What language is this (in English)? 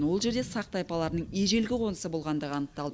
Kazakh